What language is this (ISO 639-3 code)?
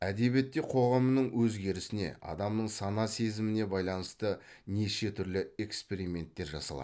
kaz